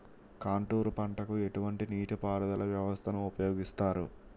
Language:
Telugu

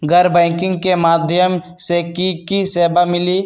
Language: Magahi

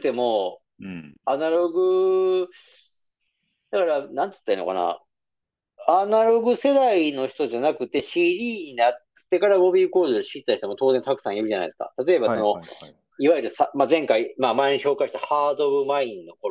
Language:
Japanese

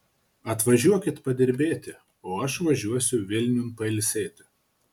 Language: Lithuanian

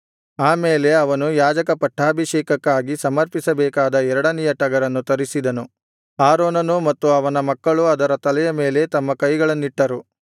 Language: Kannada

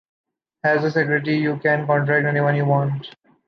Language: English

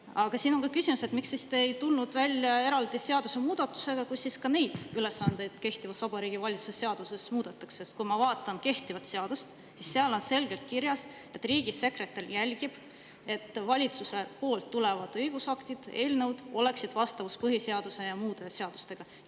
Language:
Estonian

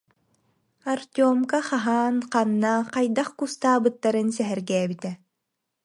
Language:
Yakut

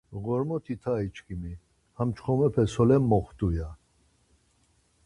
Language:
Laz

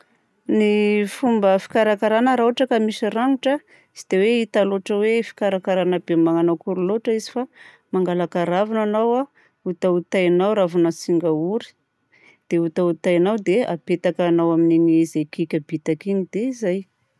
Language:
Southern Betsimisaraka Malagasy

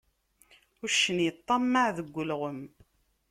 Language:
Kabyle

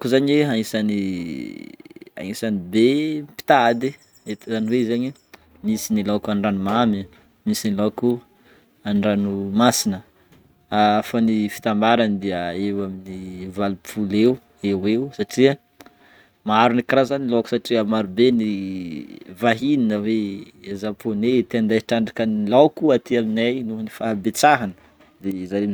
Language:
Northern Betsimisaraka Malagasy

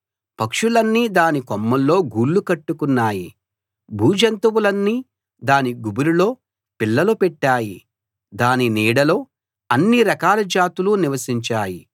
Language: Telugu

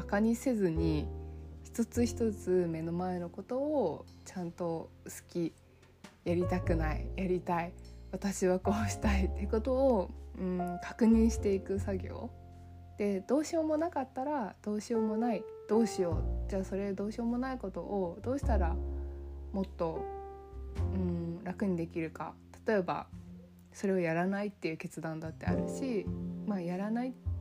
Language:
Japanese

